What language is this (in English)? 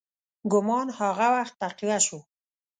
Pashto